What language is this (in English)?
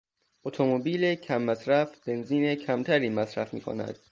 Persian